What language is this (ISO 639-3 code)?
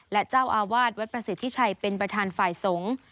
tha